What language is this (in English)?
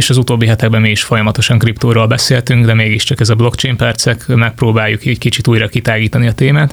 Hungarian